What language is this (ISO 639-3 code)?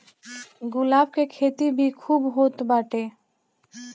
bho